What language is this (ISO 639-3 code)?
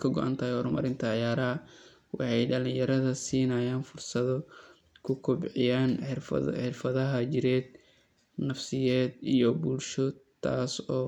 som